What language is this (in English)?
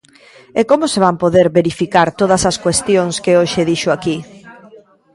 Galician